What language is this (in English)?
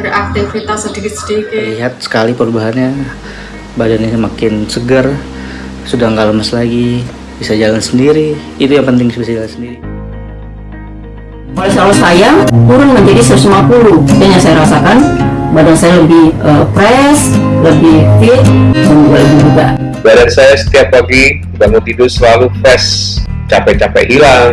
Indonesian